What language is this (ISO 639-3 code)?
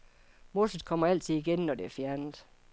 dan